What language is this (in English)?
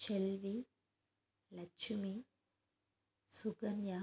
Tamil